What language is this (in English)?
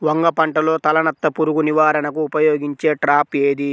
Telugu